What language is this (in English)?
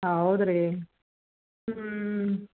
Kannada